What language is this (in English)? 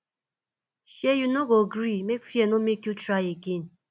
Nigerian Pidgin